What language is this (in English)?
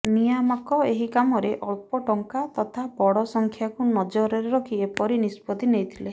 Odia